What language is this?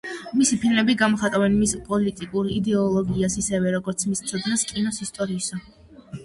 Georgian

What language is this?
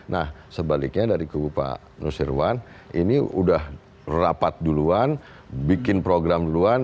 Indonesian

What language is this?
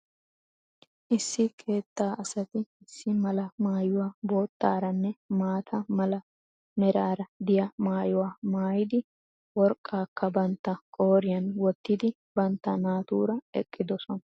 Wolaytta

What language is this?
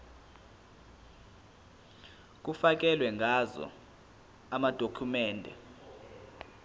Zulu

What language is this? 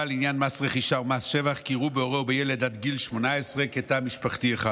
Hebrew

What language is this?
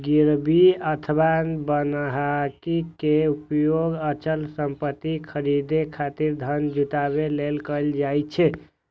Maithili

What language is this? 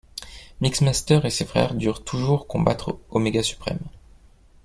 French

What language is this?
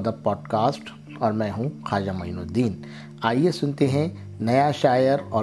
Urdu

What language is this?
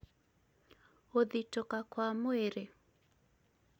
Kikuyu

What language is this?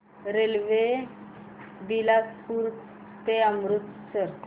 Marathi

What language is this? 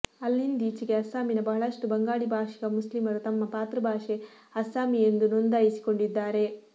Kannada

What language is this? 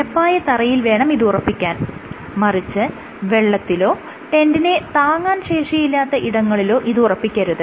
Malayalam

